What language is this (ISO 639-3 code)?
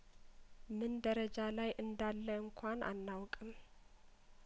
amh